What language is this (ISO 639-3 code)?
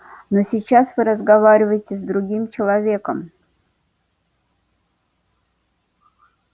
rus